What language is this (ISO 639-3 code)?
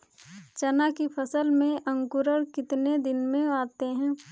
hin